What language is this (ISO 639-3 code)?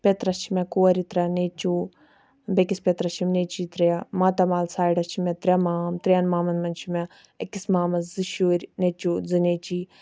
kas